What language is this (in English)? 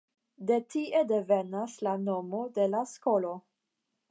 Esperanto